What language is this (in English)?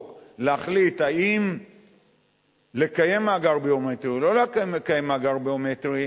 Hebrew